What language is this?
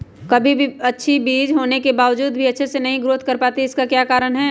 Magahi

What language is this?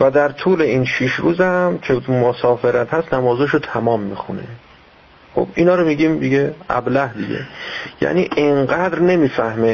Persian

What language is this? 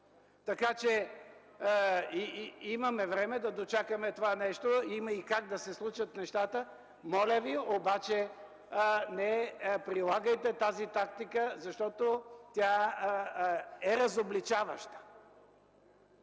Bulgarian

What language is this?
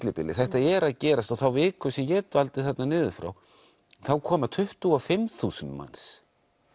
Icelandic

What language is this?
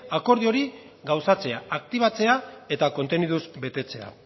Basque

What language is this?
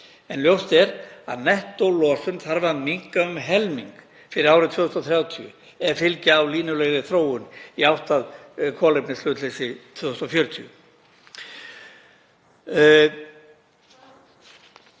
Icelandic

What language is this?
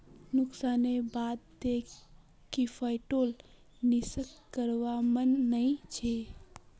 Magahi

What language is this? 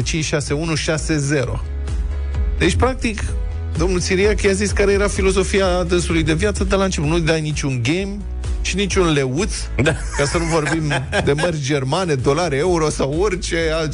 Romanian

